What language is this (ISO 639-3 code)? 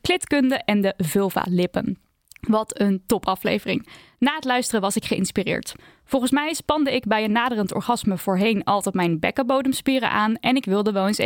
nld